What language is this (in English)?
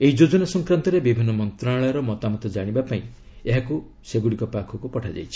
Odia